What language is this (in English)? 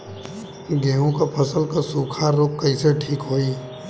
Bhojpuri